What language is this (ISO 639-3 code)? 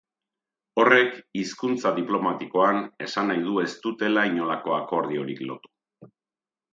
eus